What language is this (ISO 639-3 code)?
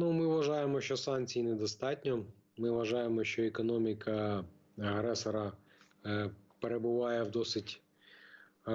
ukr